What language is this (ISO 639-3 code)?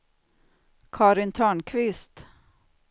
swe